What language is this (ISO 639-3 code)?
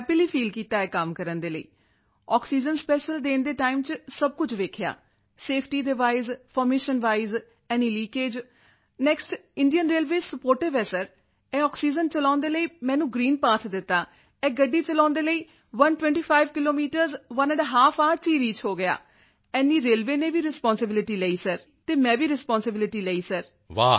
pan